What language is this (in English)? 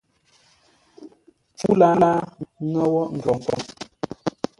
Ngombale